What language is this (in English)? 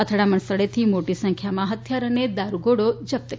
Gujarati